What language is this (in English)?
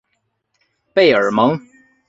Chinese